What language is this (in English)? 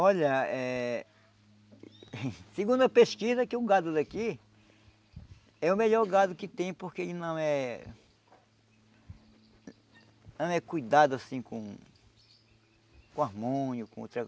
Portuguese